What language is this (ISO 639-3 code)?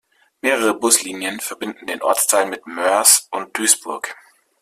deu